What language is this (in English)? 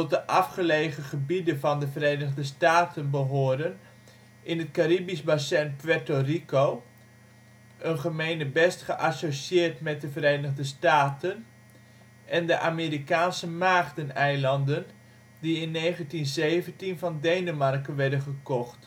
Dutch